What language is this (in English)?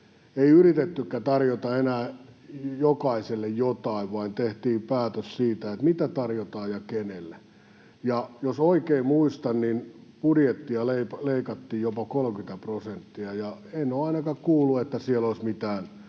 Finnish